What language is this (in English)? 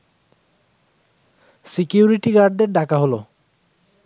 Bangla